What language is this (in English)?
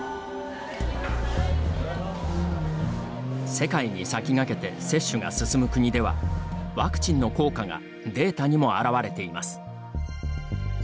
Japanese